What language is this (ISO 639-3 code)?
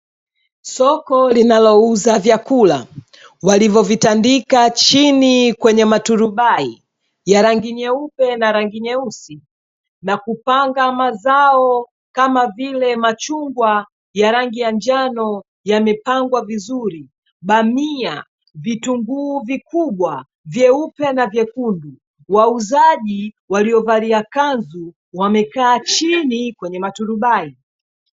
swa